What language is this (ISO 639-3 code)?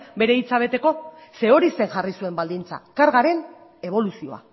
eus